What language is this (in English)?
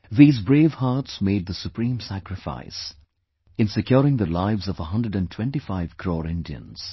English